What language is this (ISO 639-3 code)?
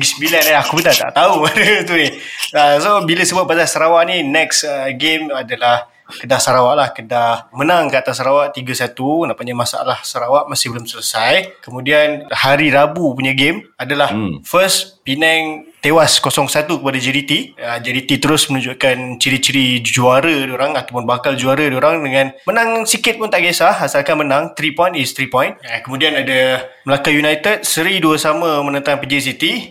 msa